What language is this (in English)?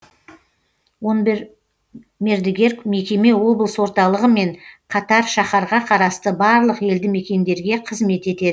Kazakh